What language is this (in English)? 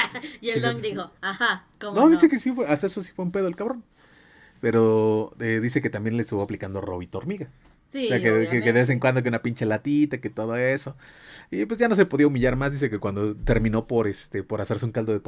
Spanish